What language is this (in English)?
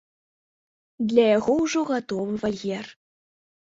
Belarusian